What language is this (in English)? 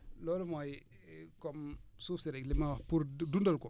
Wolof